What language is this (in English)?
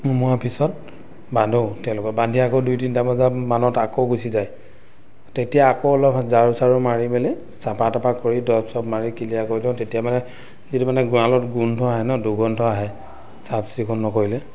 Assamese